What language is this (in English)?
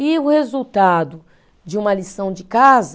Portuguese